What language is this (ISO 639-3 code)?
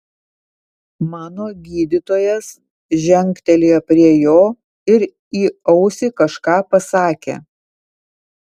lit